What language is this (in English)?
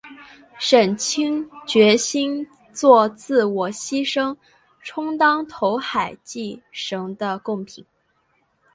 Chinese